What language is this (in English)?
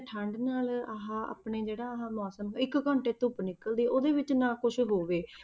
Punjabi